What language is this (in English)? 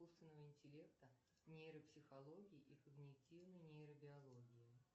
Russian